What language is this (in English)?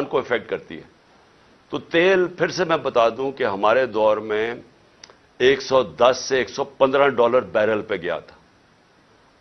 Urdu